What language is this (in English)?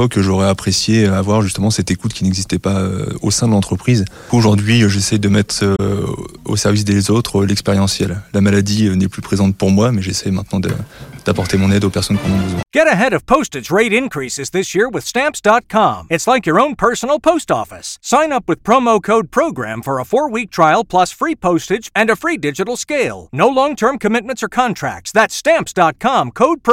French